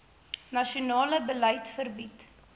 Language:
Afrikaans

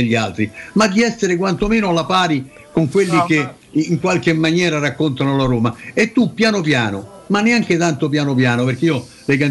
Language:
Italian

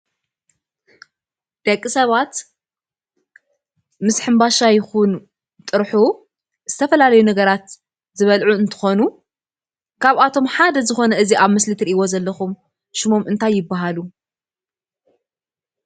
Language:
Tigrinya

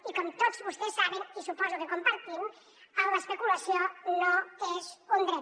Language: Catalan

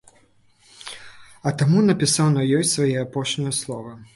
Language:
Belarusian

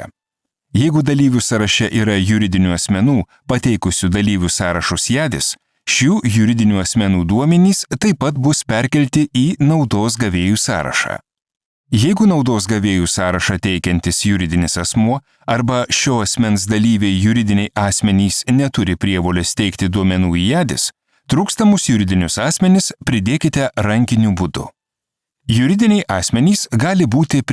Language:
Lithuanian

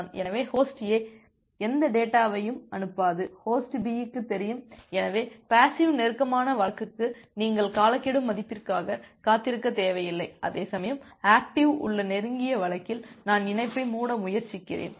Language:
Tamil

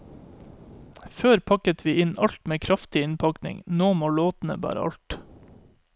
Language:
Norwegian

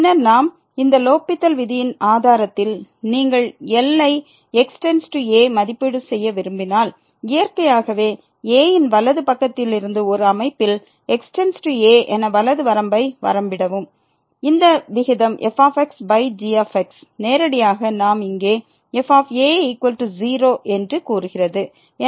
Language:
Tamil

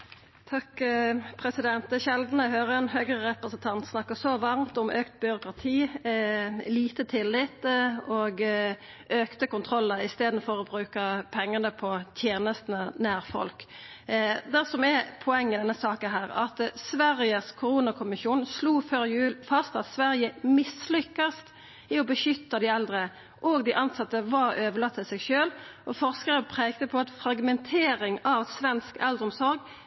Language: Norwegian Nynorsk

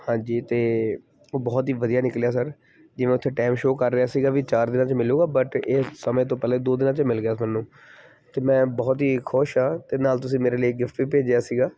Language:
Punjabi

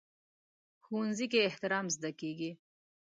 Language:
Pashto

